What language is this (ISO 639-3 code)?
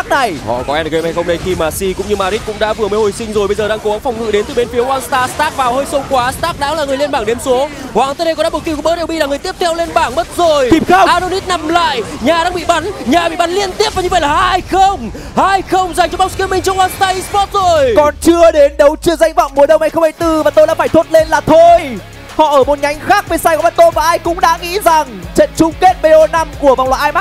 vie